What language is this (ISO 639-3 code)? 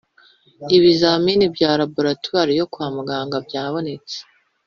kin